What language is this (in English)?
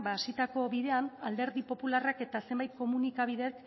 Basque